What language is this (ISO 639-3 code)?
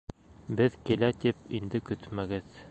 bak